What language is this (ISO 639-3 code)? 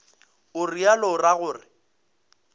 nso